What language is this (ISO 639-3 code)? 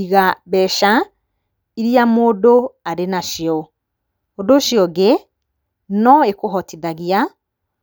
kik